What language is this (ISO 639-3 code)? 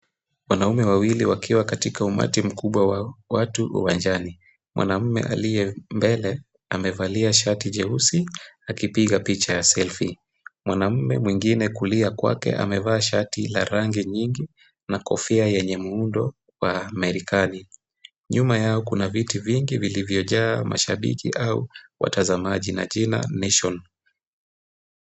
swa